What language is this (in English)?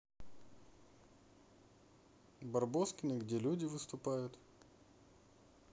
Russian